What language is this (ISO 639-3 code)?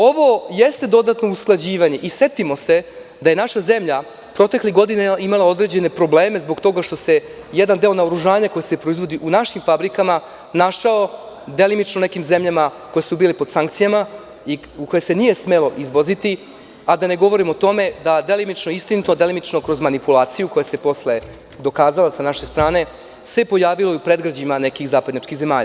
srp